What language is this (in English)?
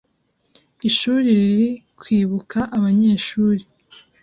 Kinyarwanda